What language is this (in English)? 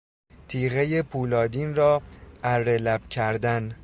Persian